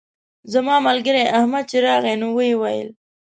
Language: Pashto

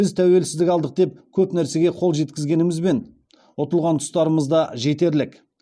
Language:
Kazakh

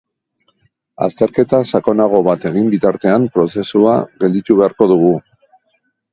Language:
Basque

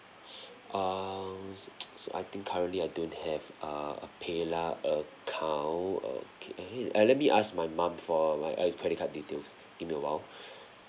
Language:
English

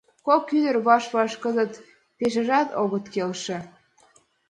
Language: Mari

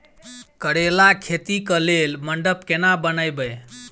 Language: Maithili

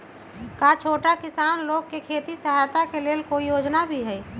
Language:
Magahi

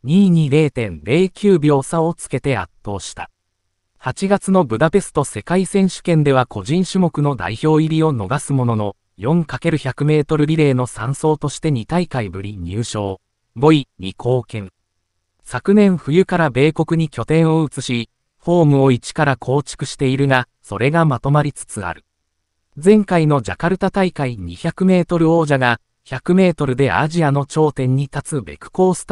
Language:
Japanese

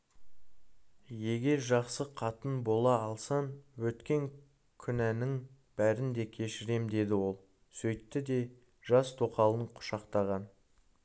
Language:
Kazakh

